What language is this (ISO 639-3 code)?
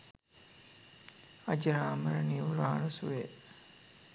sin